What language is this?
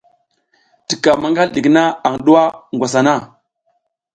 South Giziga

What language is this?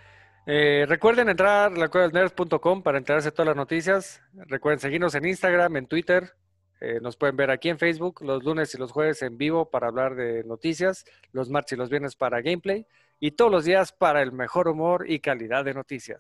Spanish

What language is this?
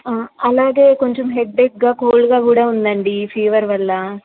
Telugu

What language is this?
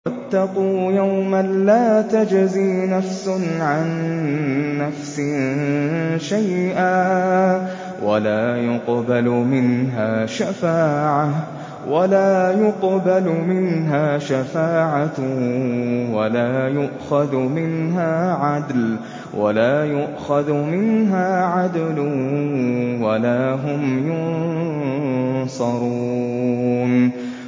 Arabic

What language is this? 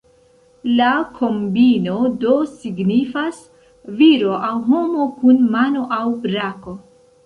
Esperanto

